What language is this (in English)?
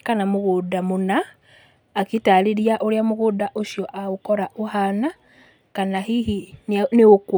Kikuyu